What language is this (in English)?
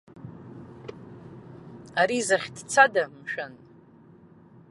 Abkhazian